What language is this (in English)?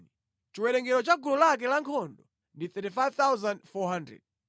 Nyanja